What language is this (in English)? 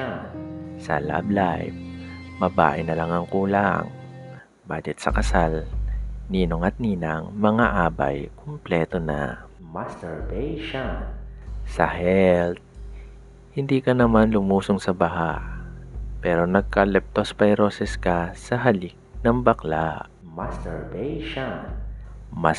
Filipino